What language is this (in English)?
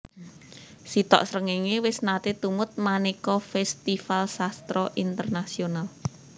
Javanese